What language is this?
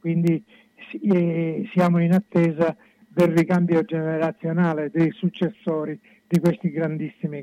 Italian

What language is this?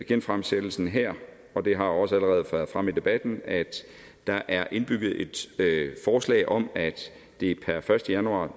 Danish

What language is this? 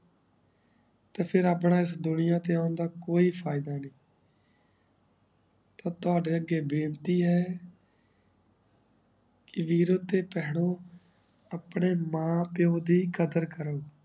Punjabi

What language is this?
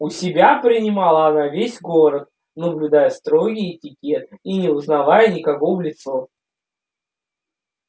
Russian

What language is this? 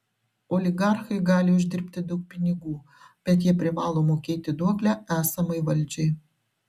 Lithuanian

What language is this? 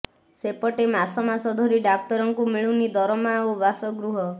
Odia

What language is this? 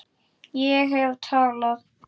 Icelandic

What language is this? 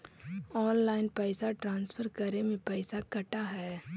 Magahi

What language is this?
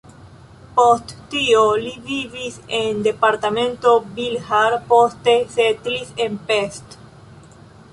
Esperanto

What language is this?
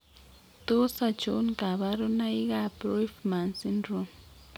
Kalenjin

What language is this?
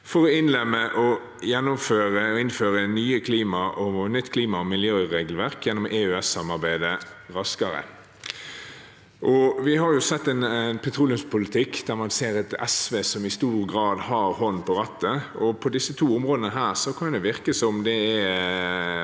Norwegian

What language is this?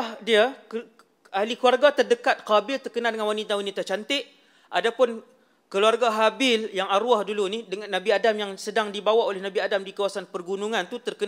Malay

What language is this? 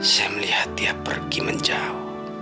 Indonesian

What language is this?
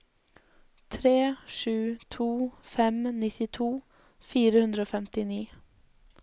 Norwegian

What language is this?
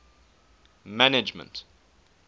English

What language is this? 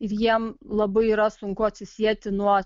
Lithuanian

